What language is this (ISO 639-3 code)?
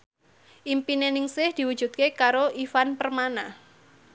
jav